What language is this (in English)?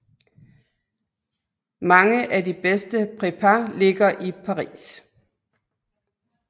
Danish